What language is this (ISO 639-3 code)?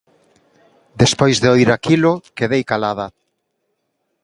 glg